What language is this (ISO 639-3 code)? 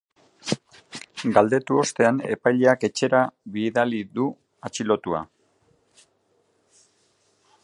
eus